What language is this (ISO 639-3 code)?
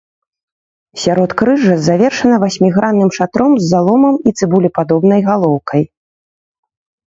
bel